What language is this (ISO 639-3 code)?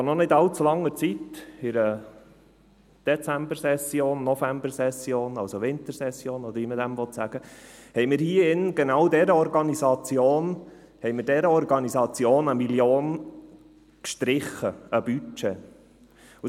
gsw